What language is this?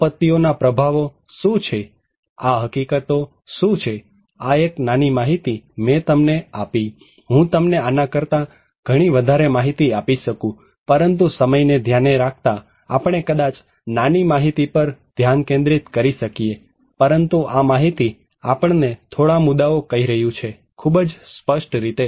Gujarati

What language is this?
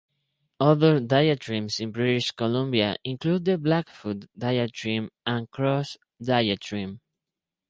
English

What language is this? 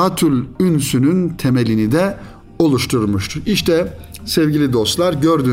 Turkish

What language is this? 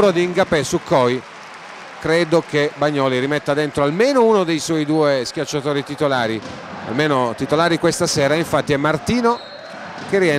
Italian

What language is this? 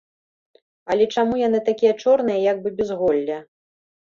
Belarusian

